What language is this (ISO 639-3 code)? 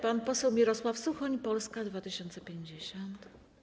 pol